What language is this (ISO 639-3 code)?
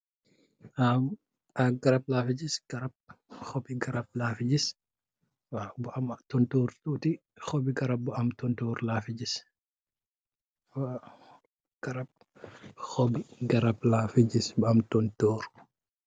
wol